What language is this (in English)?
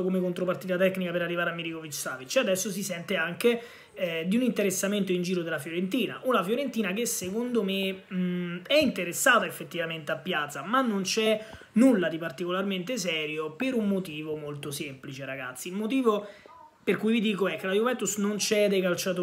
Italian